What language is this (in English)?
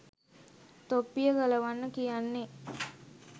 Sinhala